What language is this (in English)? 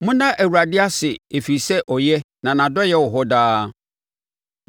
Akan